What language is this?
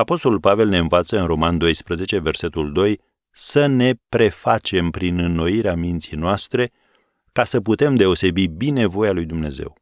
Romanian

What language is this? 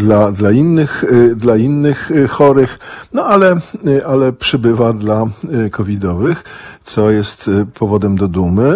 Polish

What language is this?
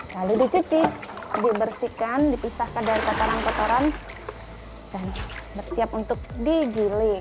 Indonesian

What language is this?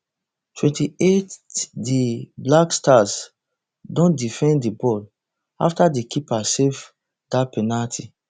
Nigerian Pidgin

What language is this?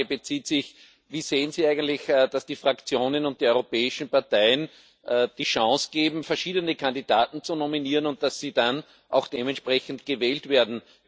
German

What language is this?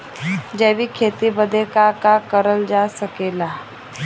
Bhojpuri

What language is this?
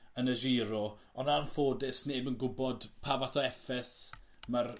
Welsh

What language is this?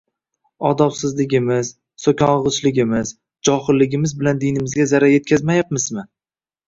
Uzbek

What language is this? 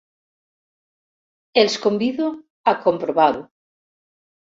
Catalan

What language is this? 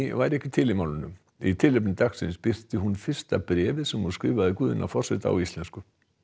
Icelandic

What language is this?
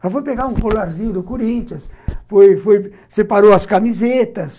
Portuguese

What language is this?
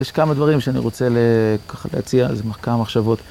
Hebrew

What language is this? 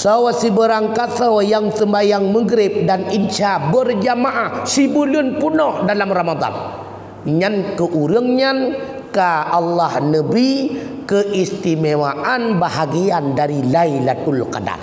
Malay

